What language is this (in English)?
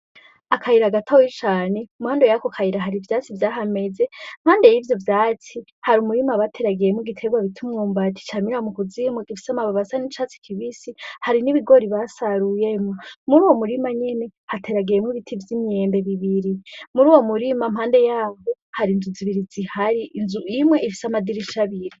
Rundi